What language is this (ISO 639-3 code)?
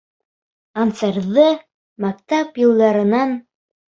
bak